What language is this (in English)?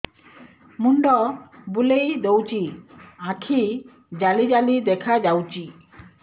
Odia